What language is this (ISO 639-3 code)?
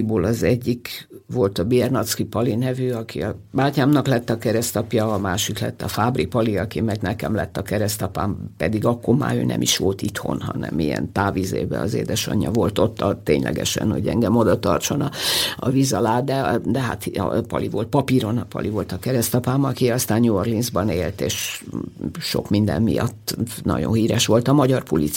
hun